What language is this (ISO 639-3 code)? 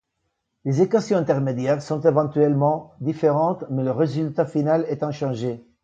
fra